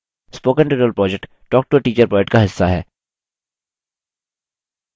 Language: Hindi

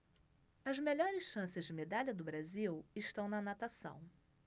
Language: Portuguese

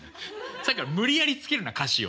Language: Japanese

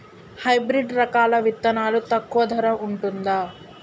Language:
Telugu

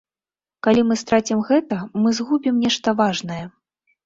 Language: Belarusian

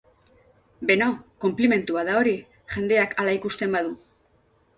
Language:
Basque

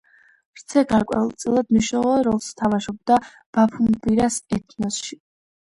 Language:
Georgian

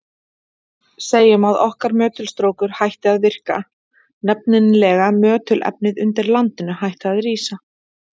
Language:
Icelandic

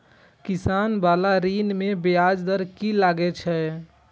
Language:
Maithili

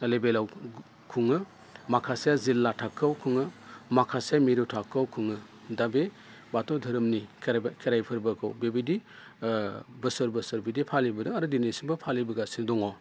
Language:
Bodo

